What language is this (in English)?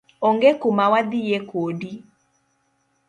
Luo (Kenya and Tanzania)